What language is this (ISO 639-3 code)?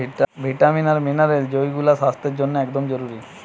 ben